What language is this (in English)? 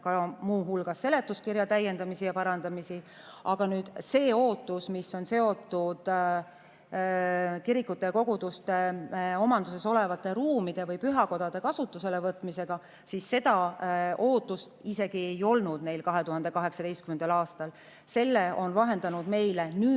Estonian